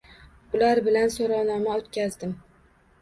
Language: Uzbek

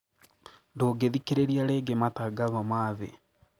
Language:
Kikuyu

